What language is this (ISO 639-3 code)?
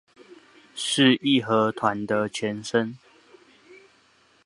zho